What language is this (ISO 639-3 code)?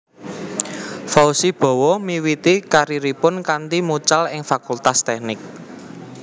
jav